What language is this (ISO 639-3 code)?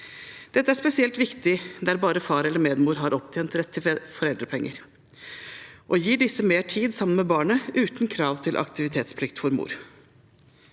nor